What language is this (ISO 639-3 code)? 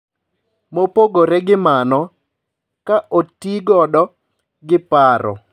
luo